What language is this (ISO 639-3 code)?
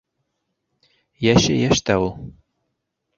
bak